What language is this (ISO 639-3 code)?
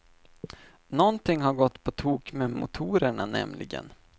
swe